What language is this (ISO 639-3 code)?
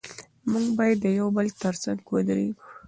pus